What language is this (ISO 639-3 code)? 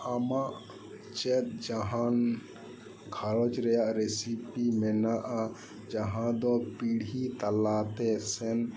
sat